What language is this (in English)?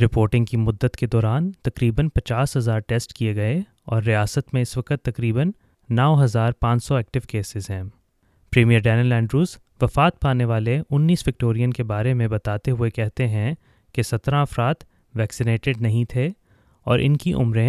Urdu